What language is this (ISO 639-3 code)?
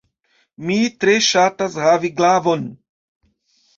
epo